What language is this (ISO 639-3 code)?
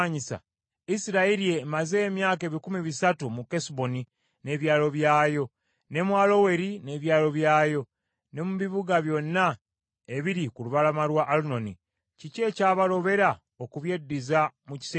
lug